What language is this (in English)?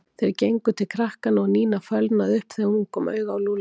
Icelandic